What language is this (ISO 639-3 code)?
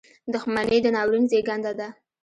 pus